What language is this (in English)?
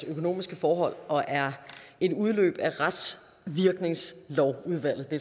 Danish